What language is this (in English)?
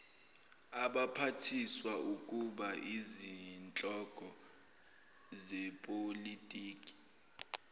Zulu